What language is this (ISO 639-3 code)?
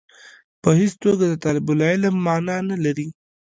pus